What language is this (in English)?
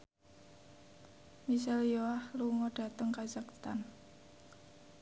Javanese